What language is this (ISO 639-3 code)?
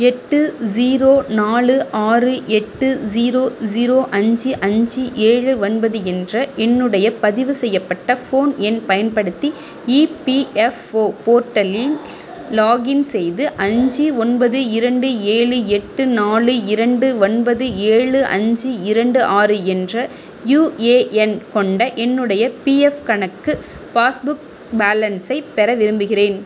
tam